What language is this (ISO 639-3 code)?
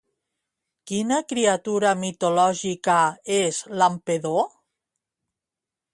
cat